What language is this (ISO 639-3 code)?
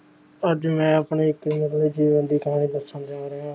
pan